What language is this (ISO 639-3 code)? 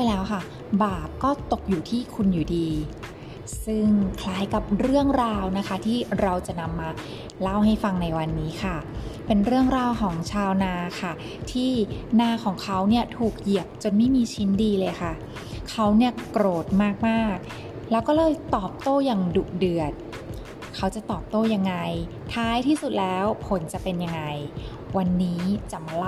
tha